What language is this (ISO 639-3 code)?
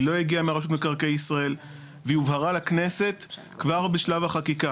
heb